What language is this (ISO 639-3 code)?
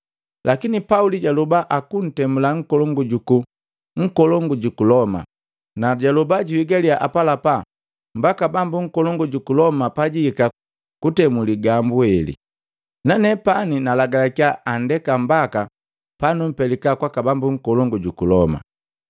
mgv